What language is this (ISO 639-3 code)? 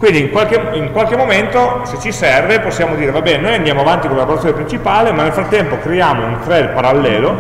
ita